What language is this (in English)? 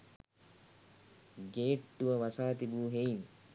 Sinhala